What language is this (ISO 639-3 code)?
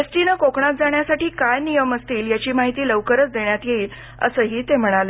mar